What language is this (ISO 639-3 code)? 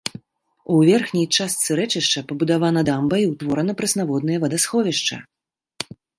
bel